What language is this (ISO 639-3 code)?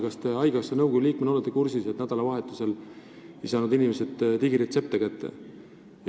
est